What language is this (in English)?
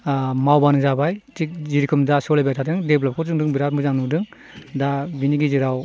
Bodo